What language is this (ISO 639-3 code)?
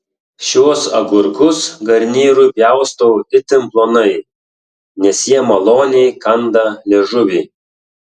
lit